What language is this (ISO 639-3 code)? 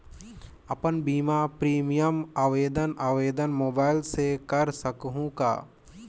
hne